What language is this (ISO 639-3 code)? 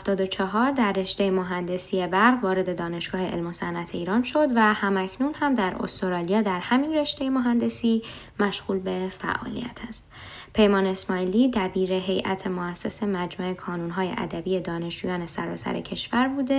fas